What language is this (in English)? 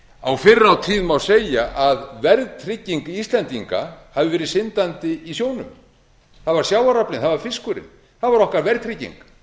Icelandic